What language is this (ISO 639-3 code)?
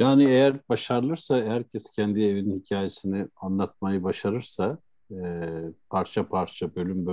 tur